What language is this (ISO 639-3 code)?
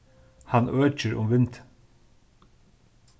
fao